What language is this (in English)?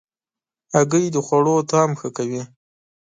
Pashto